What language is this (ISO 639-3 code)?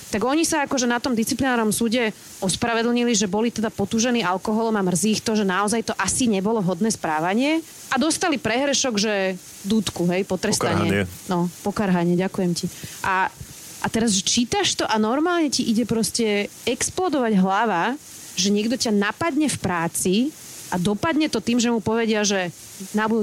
slk